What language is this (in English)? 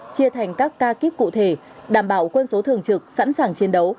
Vietnamese